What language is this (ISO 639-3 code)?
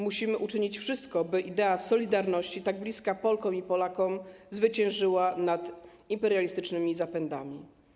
pol